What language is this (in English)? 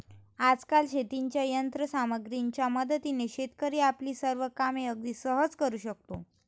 Marathi